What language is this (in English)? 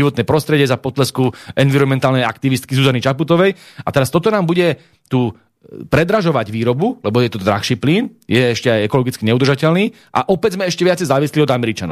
Slovak